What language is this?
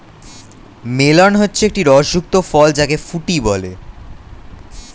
Bangla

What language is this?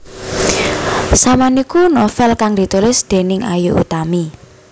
Javanese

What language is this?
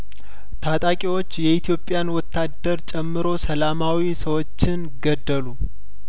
Amharic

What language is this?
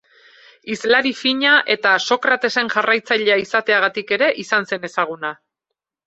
Basque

